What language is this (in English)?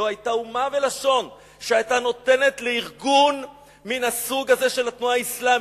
Hebrew